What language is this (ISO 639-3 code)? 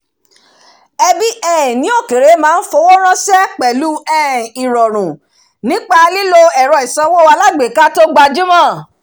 yor